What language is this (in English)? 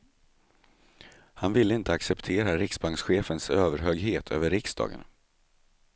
Swedish